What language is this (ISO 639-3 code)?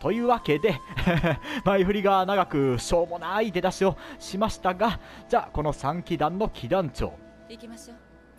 jpn